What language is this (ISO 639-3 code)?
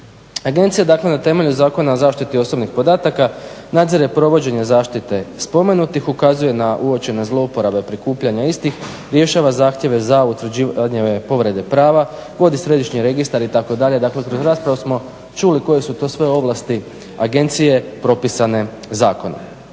hrv